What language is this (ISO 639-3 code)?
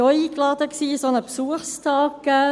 gsw